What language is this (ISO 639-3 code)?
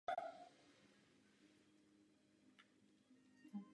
ces